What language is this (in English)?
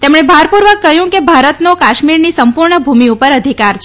Gujarati